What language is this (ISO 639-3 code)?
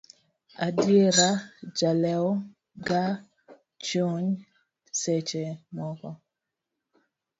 luo